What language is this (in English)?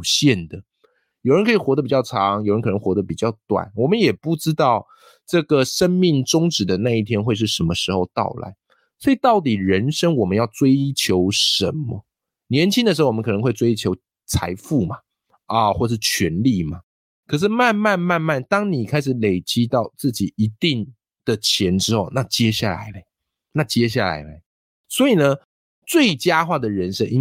Chinese